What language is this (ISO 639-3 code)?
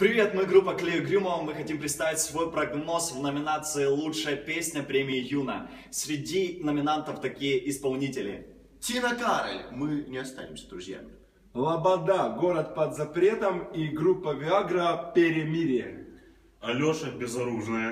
rus